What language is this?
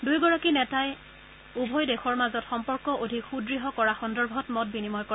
Assamese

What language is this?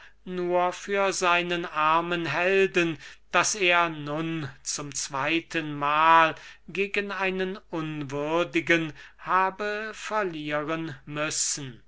German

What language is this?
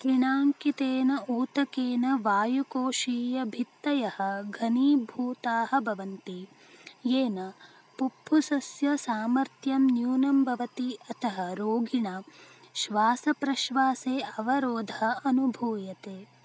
Sanskrit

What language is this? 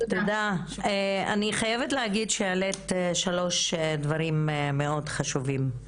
Hebrew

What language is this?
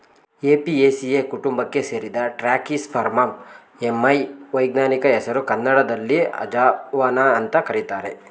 Kannada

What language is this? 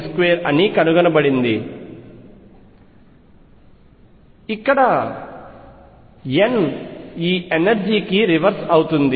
Telugu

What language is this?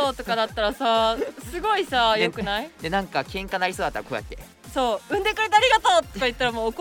Japanese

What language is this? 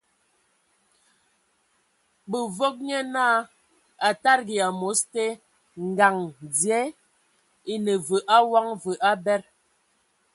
Ewondo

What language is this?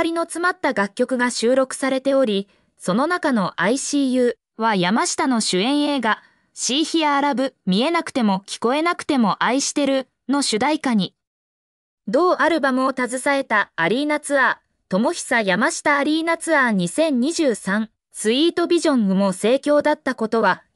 Japanese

